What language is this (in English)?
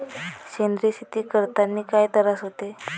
Marathi